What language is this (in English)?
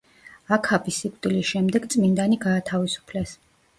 Georgian